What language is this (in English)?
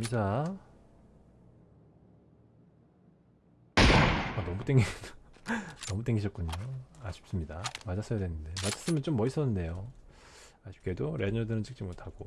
Korean